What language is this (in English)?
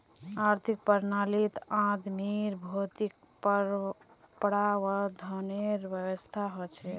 Magahi